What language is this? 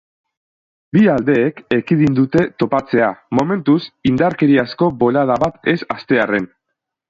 Basque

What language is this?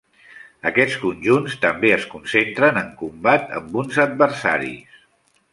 Catalan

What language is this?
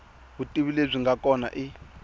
Tsonga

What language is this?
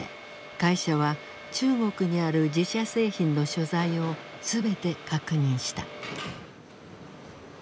Japanese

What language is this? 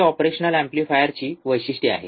Marathi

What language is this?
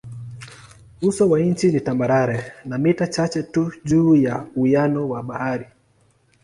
Swahili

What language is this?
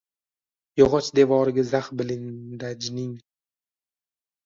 Uzbek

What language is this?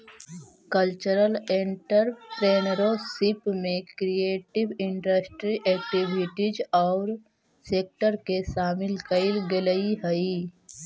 Magahi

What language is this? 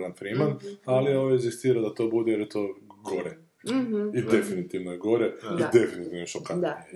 Croatian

